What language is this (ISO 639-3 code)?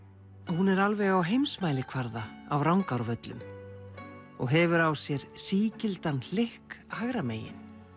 isl